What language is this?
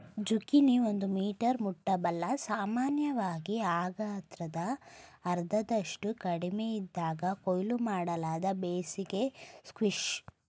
Kannada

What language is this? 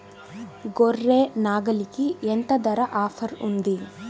Telugu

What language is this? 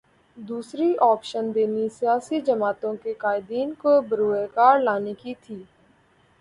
Urdu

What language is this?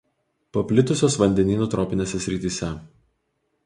Lithuanian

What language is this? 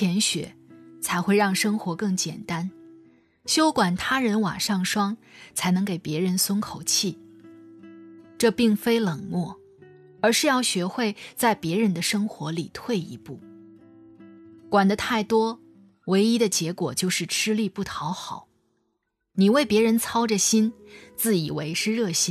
Chinese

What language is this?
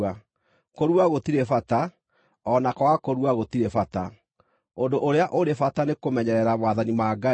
Kikuyu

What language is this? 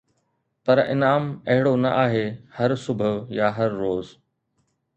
Sindhi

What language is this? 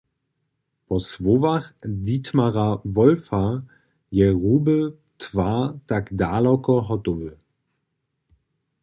Upper Sorbian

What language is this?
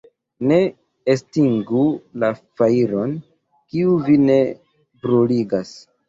Esperanto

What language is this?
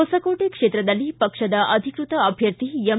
Kannada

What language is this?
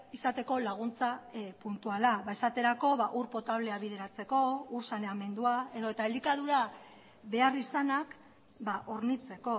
Basque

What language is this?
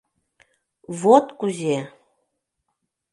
Mari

